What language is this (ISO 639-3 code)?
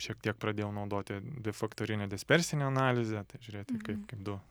lit